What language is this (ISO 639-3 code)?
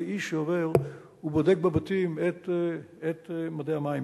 heb